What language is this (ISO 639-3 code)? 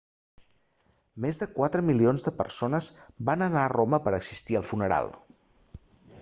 cat